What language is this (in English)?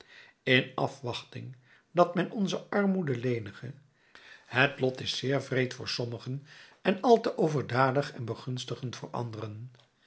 Dutch